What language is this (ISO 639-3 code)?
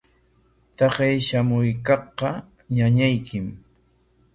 qwa